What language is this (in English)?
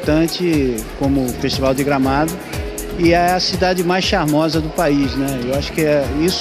Portuguese